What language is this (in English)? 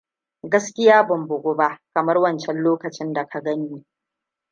Hausa